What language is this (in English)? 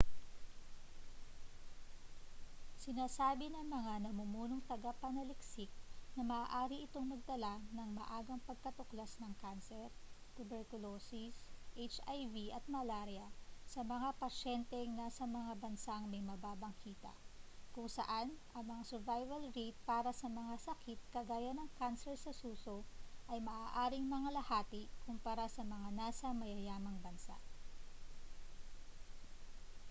Filipino